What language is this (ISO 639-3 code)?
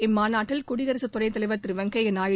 tam